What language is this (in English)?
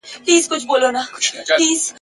Pashto